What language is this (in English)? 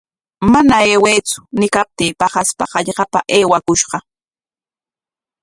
Corongo Ancash Quechua